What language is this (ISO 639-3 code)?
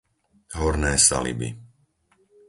slk